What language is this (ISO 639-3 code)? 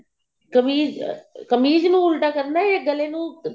pan